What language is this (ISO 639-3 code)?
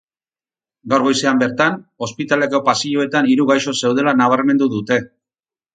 eus